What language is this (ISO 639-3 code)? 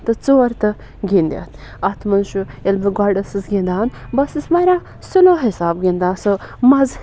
kas